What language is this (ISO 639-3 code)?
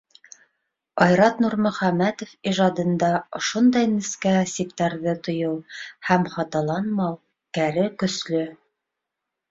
bak